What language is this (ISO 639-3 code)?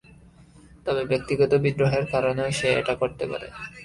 ben